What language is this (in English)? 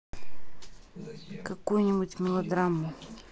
Russian